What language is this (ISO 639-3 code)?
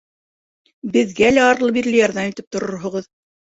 bak